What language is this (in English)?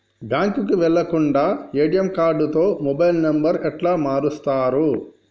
Telugu